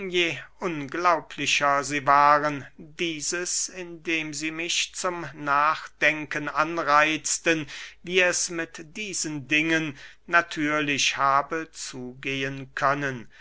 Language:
German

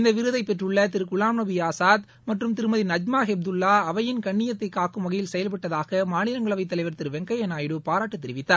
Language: Tamil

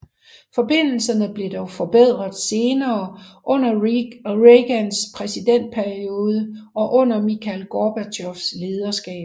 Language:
Danish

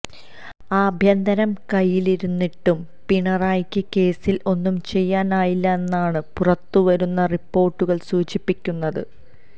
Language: Malayalam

